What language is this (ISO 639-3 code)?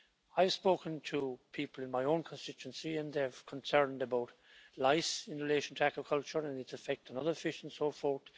eng